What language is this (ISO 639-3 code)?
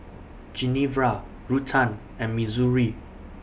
eng